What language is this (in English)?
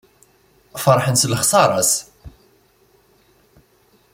Kabyle